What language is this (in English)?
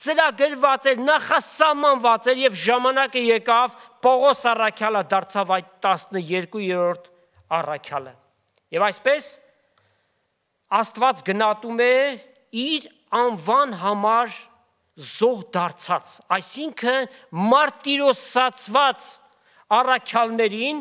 Turkish